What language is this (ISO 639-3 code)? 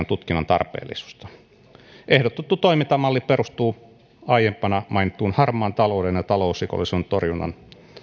fin